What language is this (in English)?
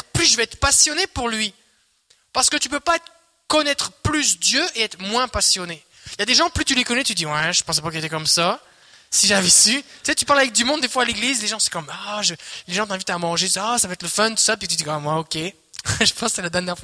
French